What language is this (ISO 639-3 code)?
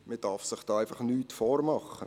gsw